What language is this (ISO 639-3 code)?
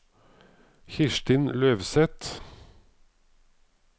nor